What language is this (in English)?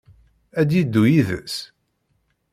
Kabyle